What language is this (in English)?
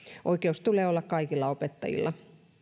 Finnish